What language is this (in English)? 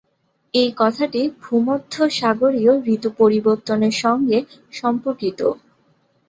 Bangla